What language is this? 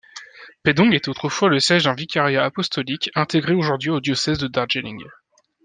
French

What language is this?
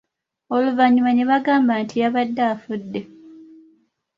Ganda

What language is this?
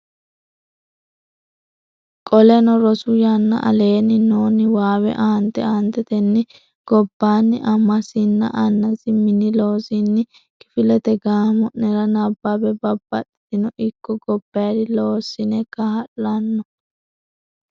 Sidamo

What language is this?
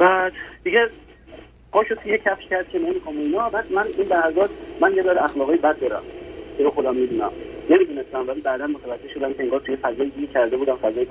Persian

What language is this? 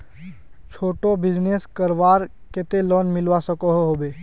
Magahi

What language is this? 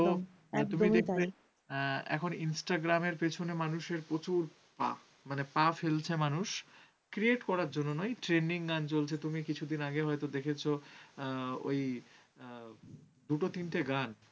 Bangla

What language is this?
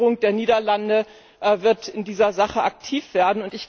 German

